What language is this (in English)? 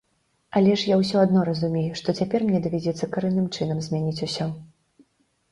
Belarusian